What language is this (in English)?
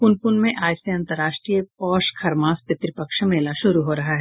Hindi